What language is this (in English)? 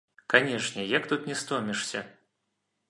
Belarusian